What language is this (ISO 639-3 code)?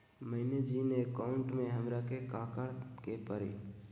mag